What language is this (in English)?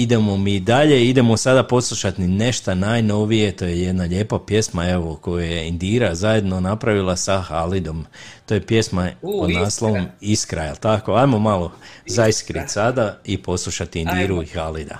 Croatian